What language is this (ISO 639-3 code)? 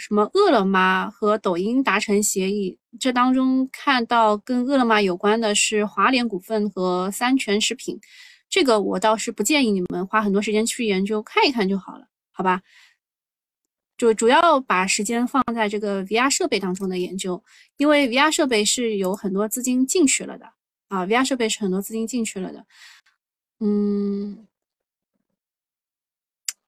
zho